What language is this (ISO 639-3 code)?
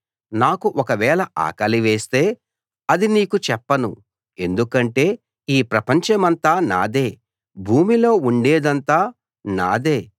tel